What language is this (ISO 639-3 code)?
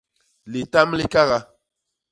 bas